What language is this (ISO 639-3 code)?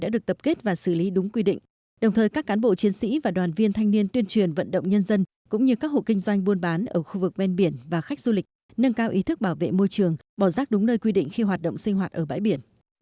vie